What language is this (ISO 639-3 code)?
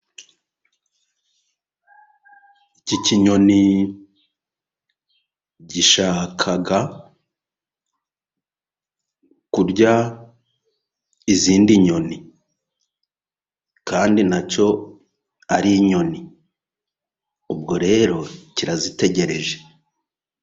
kin